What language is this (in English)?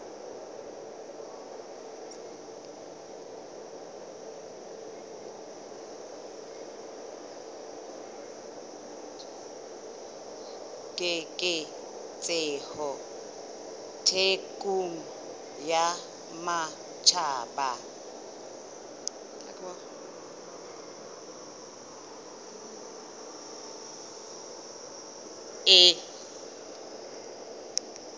Southern Sotho